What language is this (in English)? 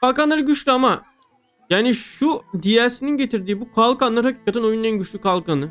Turkish